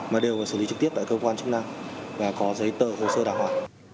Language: Vietnamese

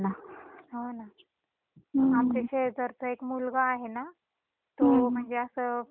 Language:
Marathi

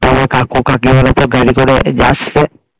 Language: Bangla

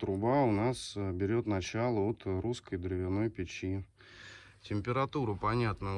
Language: Russian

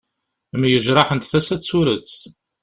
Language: Kabyle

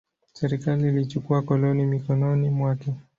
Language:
Swahili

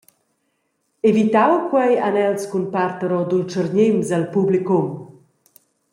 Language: Romansh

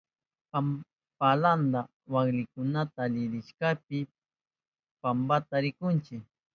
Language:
Southern Pastaza Quechua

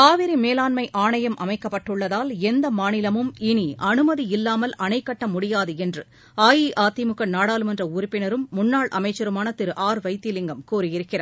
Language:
Tamil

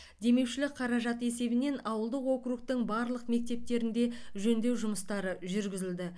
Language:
Kazakh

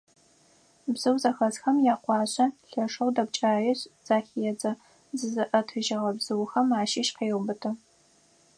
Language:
Adyghe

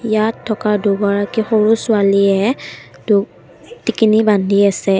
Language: Assamese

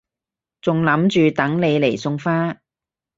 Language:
Cantonese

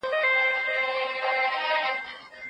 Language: Pashto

